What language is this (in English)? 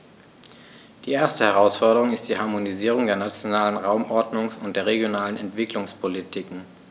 German